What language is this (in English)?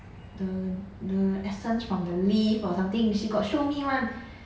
English